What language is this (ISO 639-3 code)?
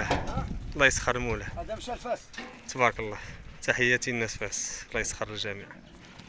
ara